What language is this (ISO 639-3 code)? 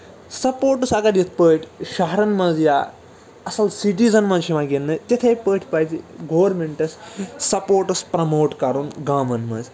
kas